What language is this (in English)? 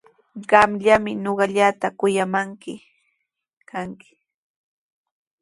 Sihuas Ancash Quechua